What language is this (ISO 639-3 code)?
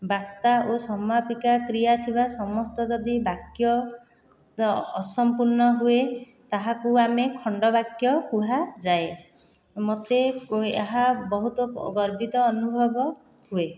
ori